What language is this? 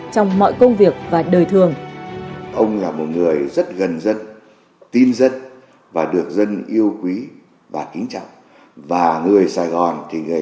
Vietnamese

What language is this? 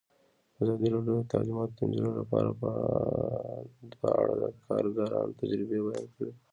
Pashto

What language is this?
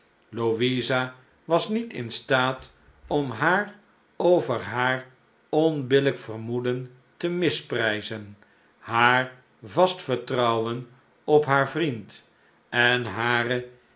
Dutch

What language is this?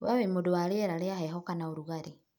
Kikuyu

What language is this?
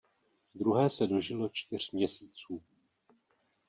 Czech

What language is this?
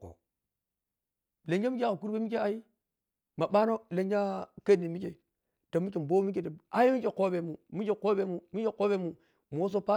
Piya-Kwonci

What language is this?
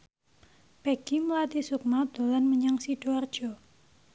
Javanese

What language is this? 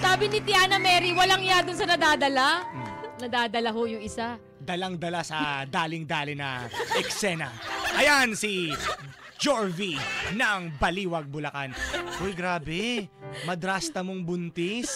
Filipino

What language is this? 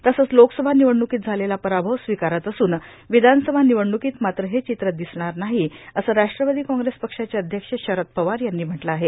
Marathi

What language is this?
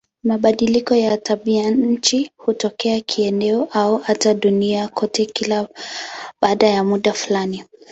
Swahili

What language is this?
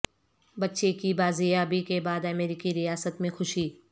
Urdu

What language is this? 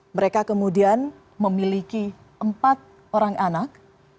Indonesian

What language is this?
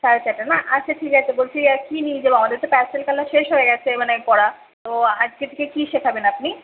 Bangla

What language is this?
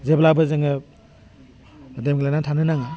Bodo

